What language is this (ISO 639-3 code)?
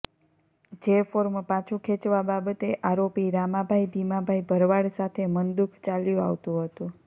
guj